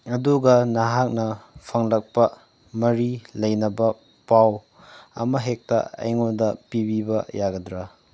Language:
Manipuri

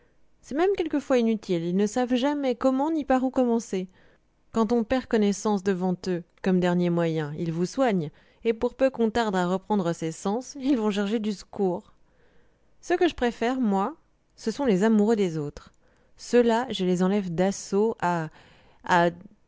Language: French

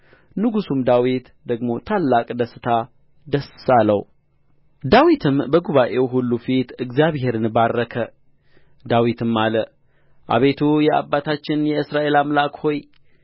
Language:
Amharic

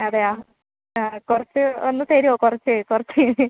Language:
Malayalam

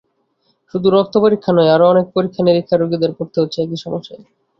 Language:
Bangla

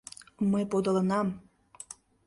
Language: Mari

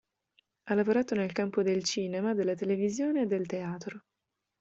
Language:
Italian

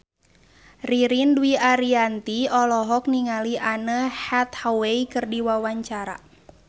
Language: Sundanese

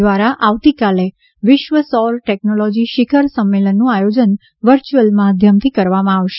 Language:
Gujarati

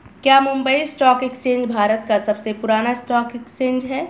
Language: Hindi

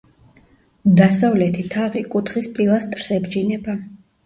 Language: Georgian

